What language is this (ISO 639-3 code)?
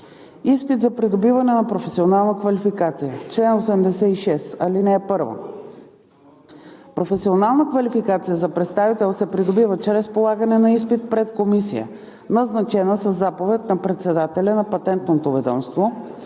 bul